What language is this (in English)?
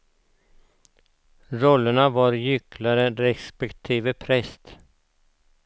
Swedish